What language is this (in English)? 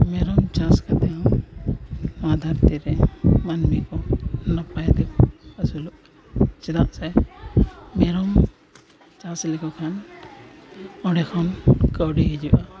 Santali